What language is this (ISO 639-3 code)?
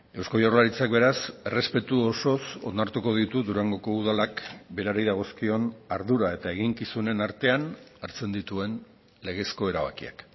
eus